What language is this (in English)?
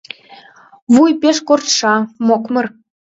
Mari